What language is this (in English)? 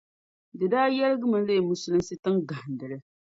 Dagbani